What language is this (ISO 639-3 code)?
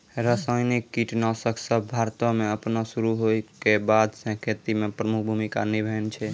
mai